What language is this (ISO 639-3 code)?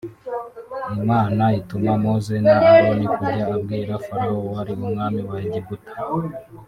kin